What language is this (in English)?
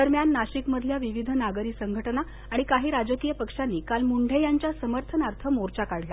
Marathi